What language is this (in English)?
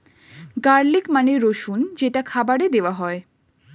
Bangla